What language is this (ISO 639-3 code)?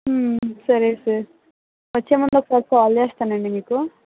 tel